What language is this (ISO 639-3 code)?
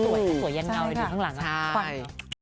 tha